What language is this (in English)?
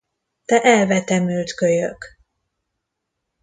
Hungarian